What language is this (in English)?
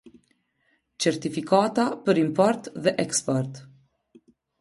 Albanian